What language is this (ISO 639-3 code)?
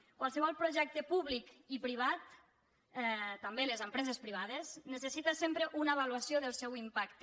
cat